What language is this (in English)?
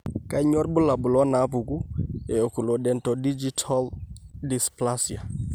Masai